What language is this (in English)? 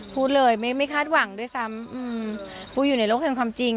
Thai